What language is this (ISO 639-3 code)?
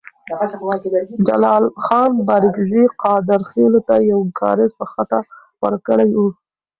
pus